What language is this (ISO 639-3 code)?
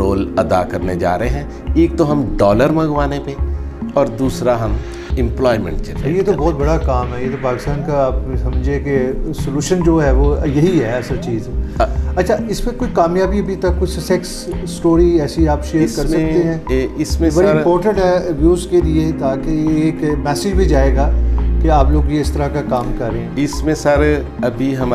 hin